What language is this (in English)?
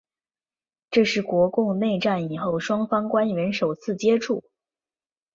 Chinese